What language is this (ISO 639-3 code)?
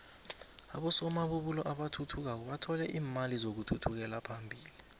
nbl